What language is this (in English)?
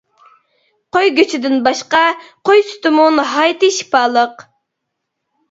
Uyghur